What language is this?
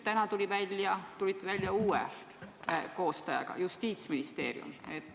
Estonian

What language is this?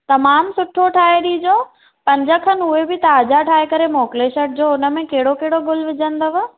Sindhi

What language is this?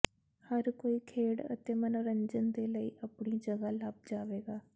Punjabi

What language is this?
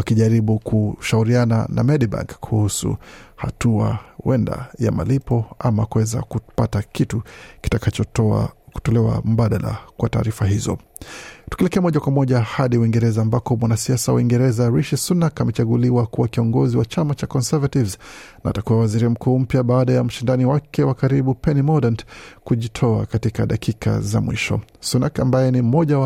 Swahili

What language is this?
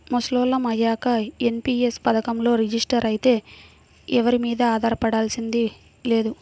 Telugu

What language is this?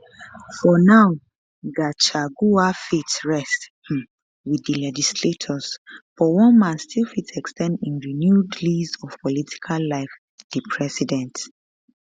Nigerian Pidgin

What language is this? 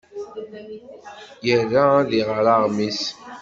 Kabyle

